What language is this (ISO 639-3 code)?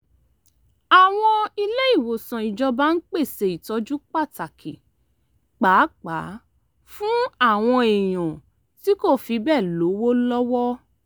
yor